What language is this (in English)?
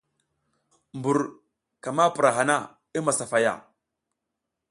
South Giziga